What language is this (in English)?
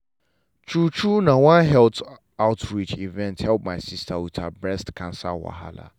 Nigerian Pidgin